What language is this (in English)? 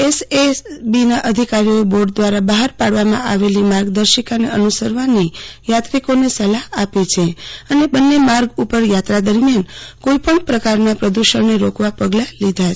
Gujarati